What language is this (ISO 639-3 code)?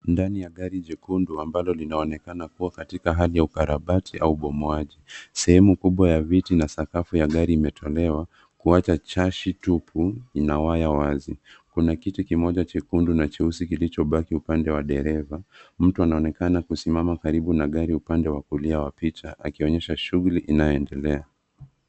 swa